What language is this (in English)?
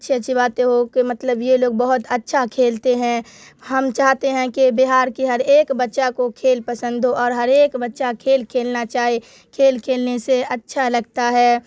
Urdu